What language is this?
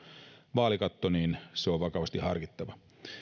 Finnish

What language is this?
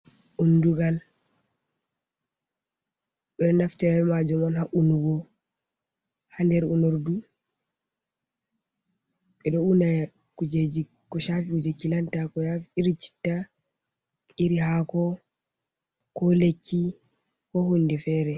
Fula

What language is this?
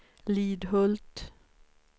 Swedish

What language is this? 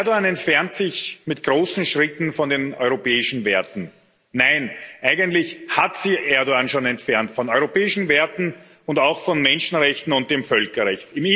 German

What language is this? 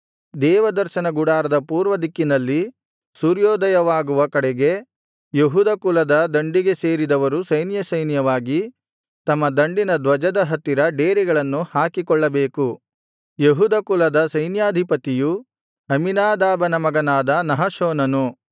Kannada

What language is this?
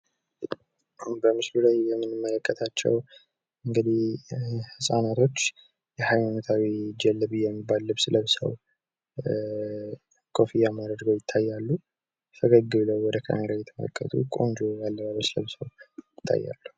Amharic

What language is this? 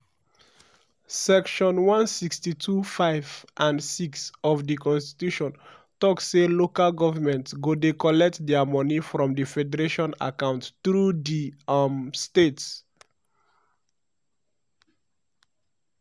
Nigerian Pidgin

